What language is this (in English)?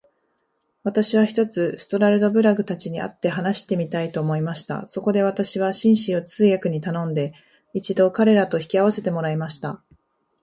Japanese